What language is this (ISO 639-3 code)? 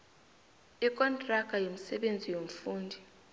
nbl